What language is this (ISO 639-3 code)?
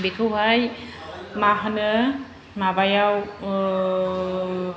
brx